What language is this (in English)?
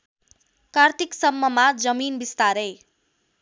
Nepali